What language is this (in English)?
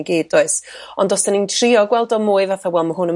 Welsh